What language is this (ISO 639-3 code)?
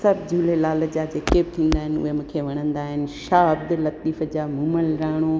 snd